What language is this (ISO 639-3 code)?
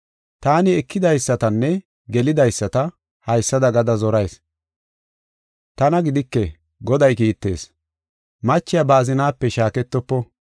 gof